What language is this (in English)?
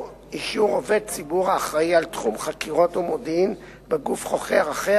Hebrew